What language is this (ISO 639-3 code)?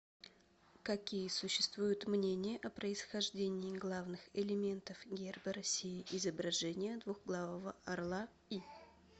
rus